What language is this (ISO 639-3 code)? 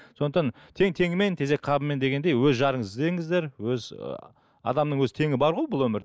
kaz